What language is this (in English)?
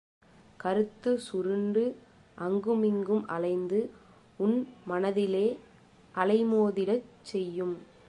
Tamil